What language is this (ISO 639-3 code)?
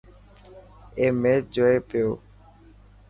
mki